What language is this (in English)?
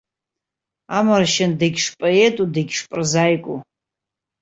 Abkhazian